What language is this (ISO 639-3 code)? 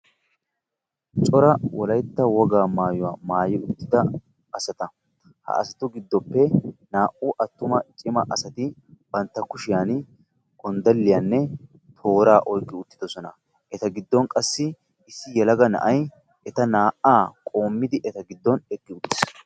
wal